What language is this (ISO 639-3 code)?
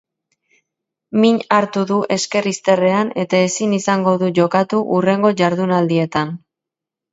eus